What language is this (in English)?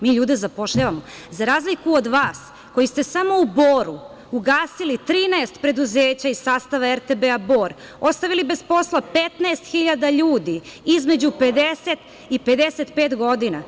Serbian